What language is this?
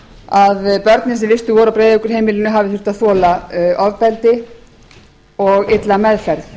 Icelandic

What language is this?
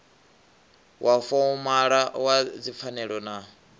Venda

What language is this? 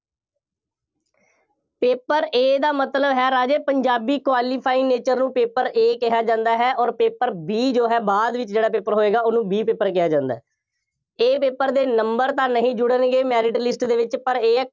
Punjabi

